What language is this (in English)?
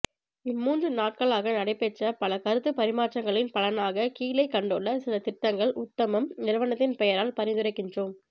Tamil